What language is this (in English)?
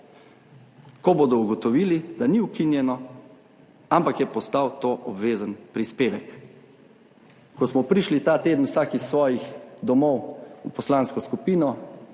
Slovenian